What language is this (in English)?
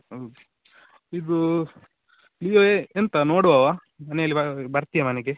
Kannada